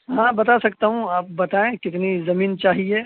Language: Urdu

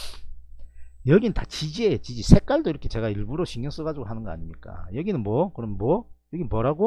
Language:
Korean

